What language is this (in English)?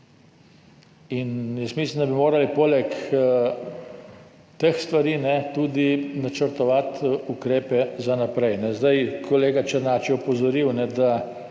Slovenian